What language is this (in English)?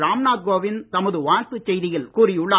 Tamil